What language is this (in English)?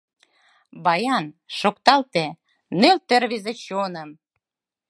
Mari